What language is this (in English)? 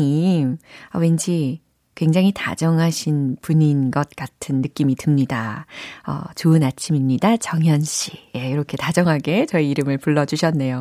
Korean